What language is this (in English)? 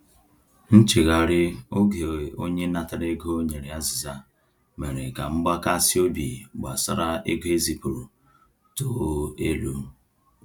Igbo